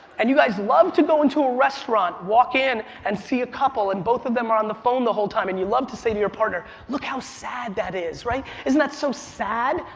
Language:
English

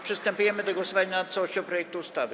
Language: Polish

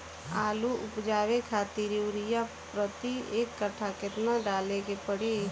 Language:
Bhojpuri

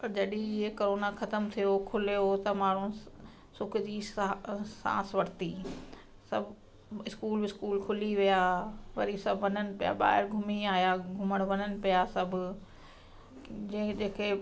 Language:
Sindhi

